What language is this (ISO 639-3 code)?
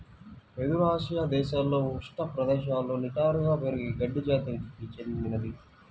tel